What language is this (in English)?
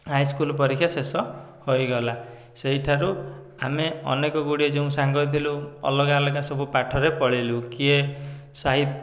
Odia